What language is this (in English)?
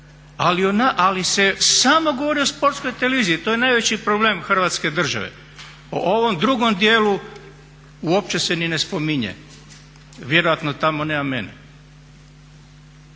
Croatian